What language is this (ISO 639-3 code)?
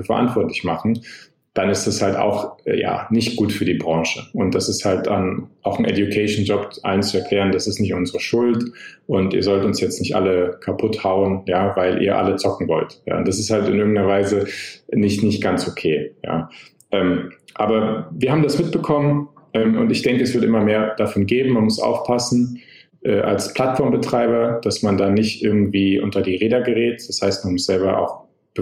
deu